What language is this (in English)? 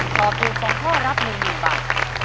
Thai